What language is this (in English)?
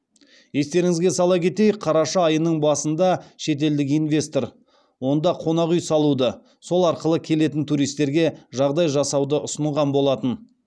Kazakh